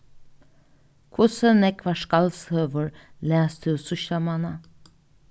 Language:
Faroese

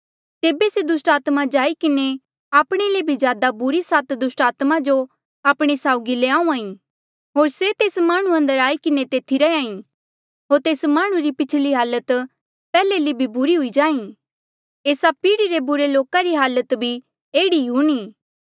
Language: Mandeali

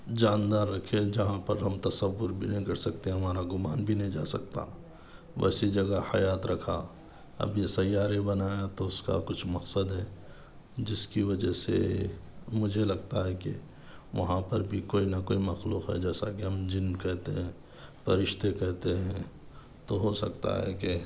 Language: Urdu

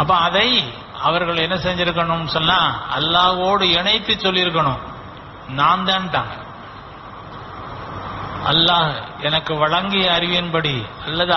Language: Arabic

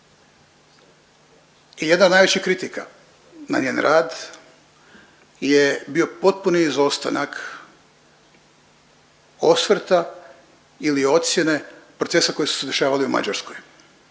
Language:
Croatian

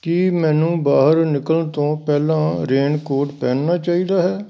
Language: Punjabi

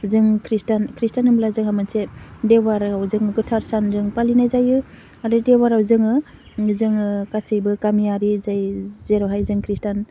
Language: Bodo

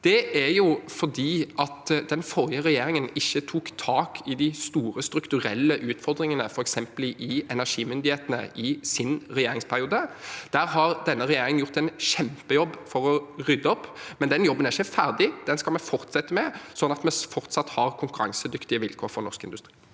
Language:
Norwegian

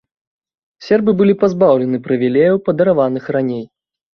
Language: Belarusian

